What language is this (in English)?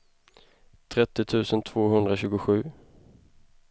Swedish